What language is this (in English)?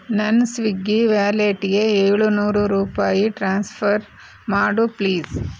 Kannada